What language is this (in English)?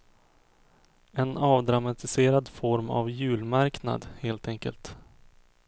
Swedish